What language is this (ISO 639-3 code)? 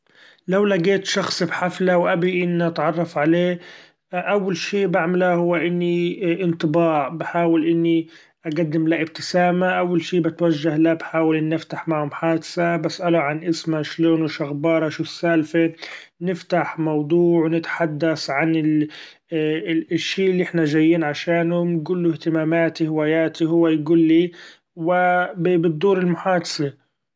afb